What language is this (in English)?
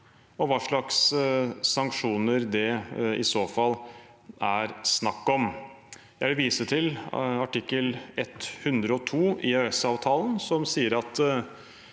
Norwegian